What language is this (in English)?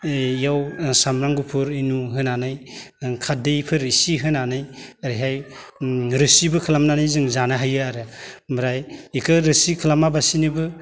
Bodo